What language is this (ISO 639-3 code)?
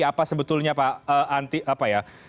ind